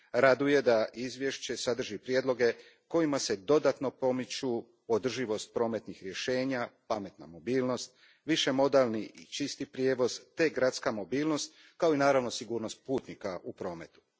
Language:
Croatian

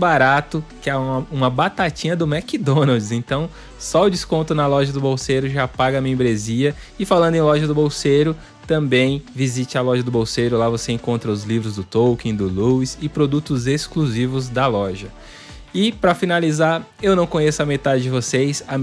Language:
Portuguese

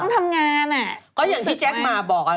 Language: Thai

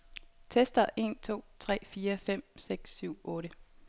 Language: Danish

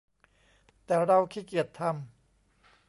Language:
Thai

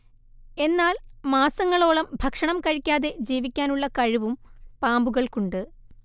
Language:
Malayalam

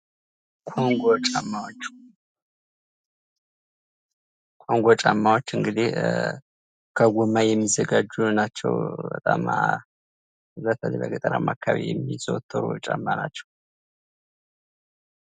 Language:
Amharic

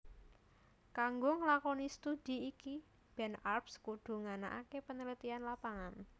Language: Javanese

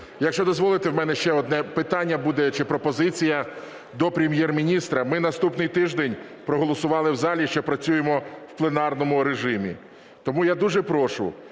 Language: Ukrainian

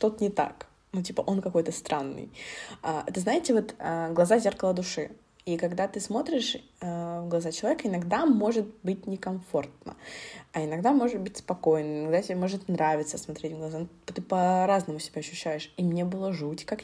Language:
Russian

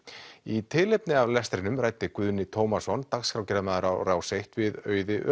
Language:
Icelandic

